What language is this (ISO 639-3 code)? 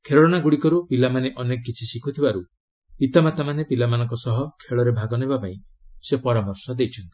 ori